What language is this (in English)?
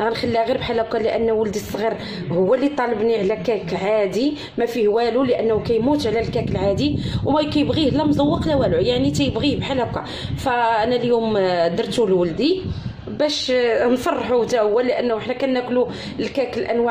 Arabic